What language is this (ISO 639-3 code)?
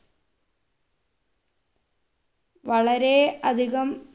mal